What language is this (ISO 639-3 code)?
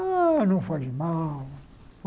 por